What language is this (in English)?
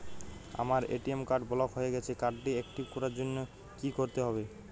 Bangla